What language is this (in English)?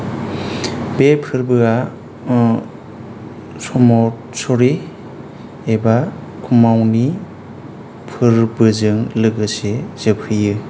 Bodo